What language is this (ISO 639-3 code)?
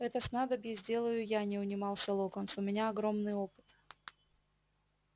rus